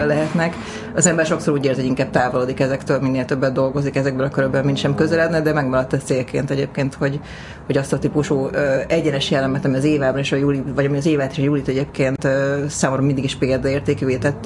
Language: Hungarian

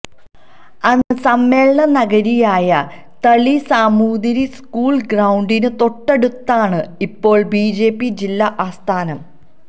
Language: Malayalam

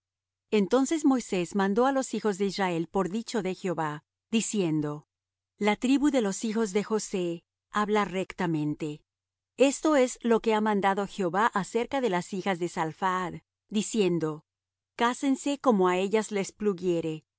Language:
Spanish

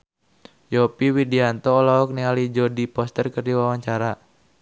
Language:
Sundanese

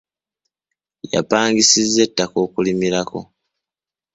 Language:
Ganda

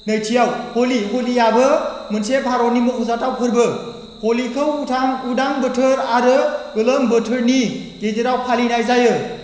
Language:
Bodo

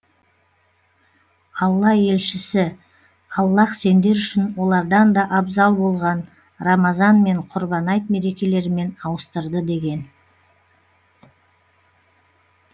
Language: Kazakh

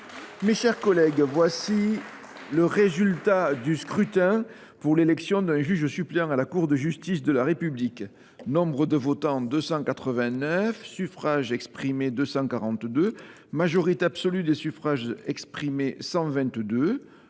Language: French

